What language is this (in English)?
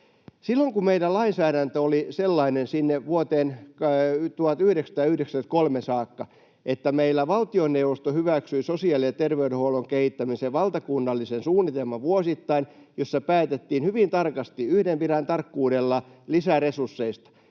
Finnish